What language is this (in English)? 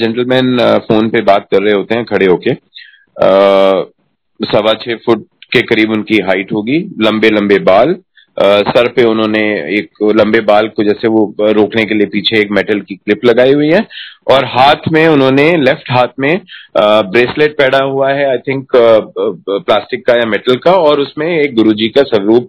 Hindi